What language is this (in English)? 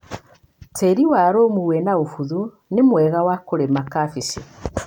Kikuyu